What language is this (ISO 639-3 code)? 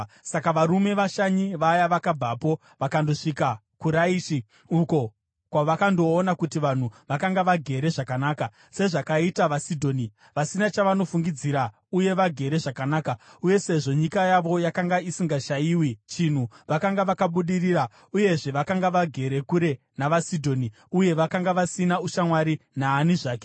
sna